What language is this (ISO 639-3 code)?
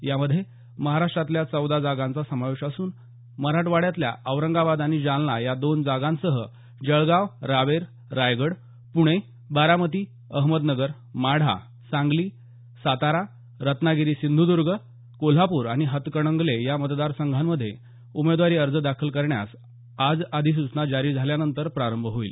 mar